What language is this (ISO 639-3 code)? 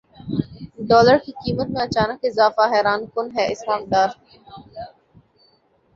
urd